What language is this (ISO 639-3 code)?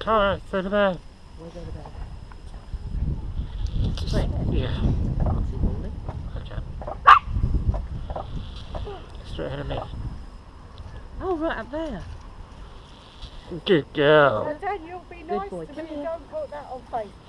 eng